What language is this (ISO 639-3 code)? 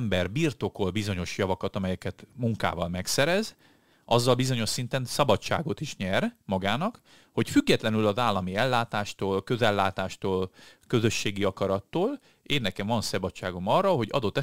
hun